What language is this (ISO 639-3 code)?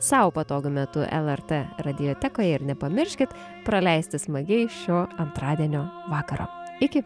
lit